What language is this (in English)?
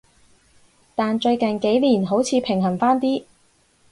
Cantonese